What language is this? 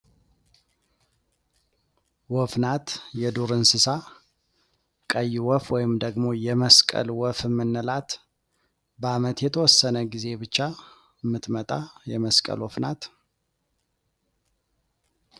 Amharic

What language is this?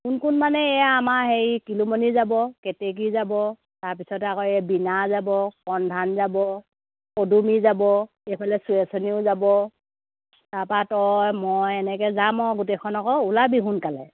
Assamese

